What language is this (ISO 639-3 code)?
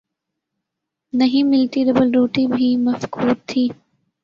urd